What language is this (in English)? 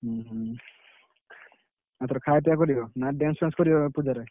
Odia